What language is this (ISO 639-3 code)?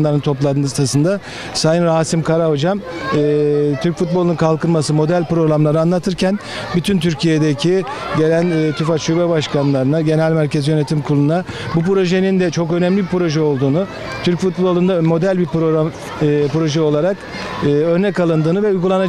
tur